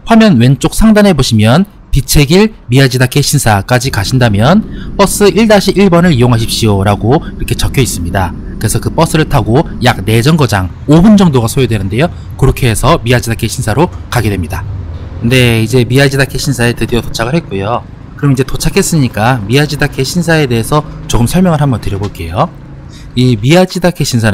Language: Korean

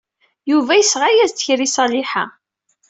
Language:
Kabyle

